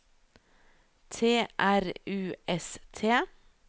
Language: Norwegian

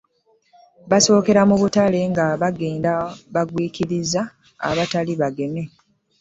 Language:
Ganda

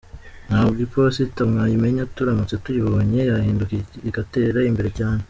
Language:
Kinyarwanda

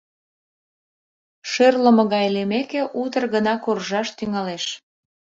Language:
Mari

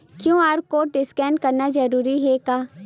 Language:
Chhattisgarhi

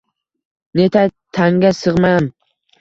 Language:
Uzbek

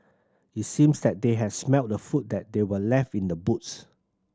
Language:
English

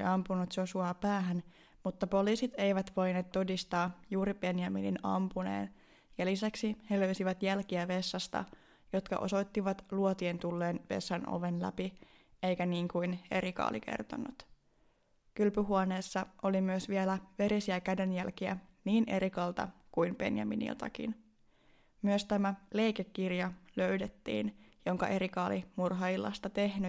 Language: Finnish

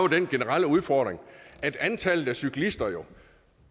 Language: Danish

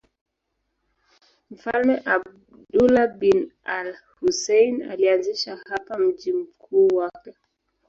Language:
Swahili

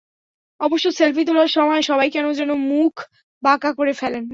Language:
Bangla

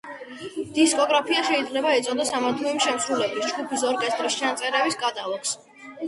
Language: Georgian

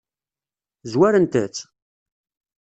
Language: Kabyle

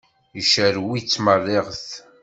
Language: Kabyle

